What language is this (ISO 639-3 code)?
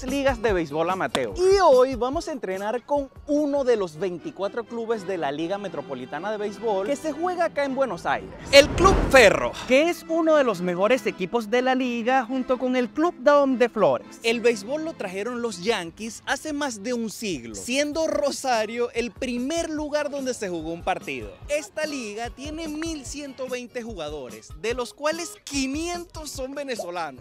spa